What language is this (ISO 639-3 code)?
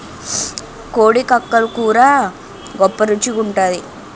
tel